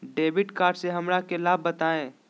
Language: Magahi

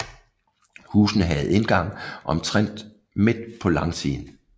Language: Danish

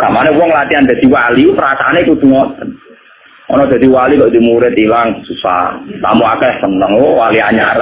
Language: Indonesian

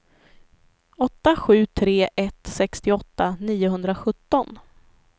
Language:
Swedish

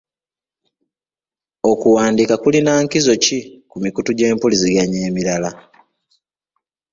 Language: Ganda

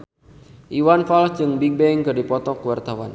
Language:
Sundanese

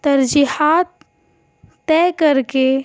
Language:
Urdu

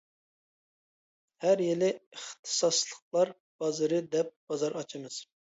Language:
Uyghur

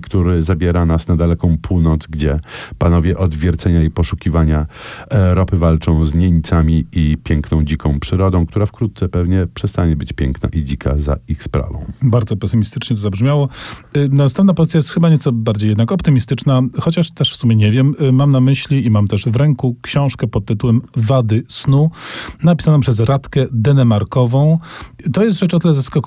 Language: Polish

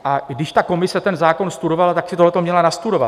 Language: Czech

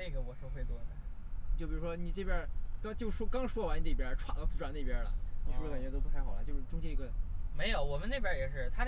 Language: Chinese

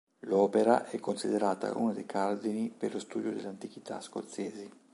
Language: Italian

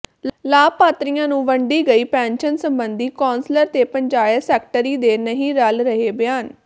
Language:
Punjabi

